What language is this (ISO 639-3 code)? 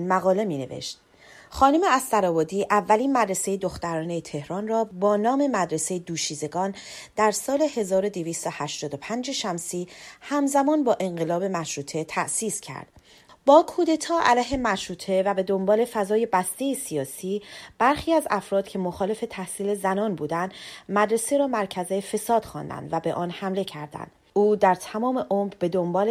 fas